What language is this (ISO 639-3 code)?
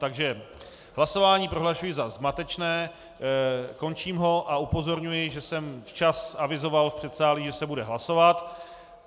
ces